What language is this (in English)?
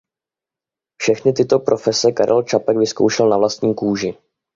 Czech